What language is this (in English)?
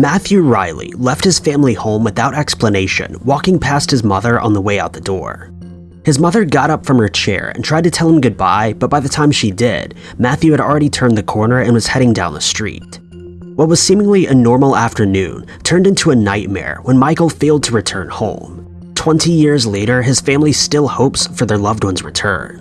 English